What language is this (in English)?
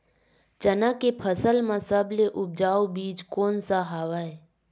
Chhattisgarhi